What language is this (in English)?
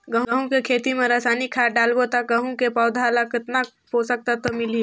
Chhattisgarhi